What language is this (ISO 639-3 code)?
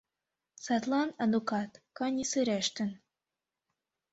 chm